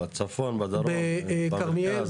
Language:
Hebrew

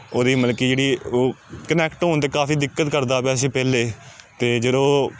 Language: Punjabi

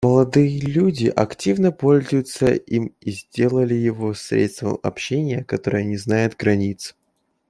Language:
Russian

